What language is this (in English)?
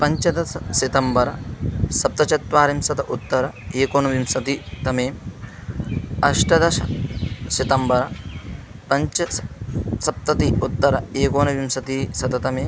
Sanskrit